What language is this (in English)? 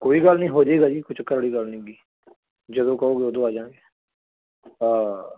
Punjabi